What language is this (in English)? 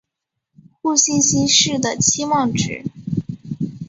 Chinese